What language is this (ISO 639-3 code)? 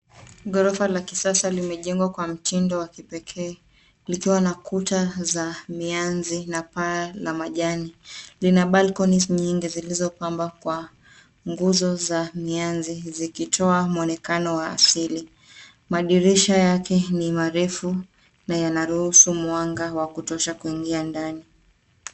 swa